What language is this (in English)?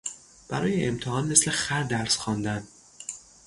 Persian